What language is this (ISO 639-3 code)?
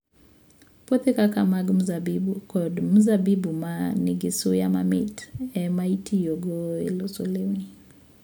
luo